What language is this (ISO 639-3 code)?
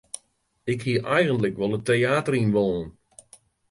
fry